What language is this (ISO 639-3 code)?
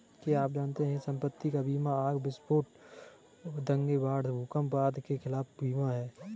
hin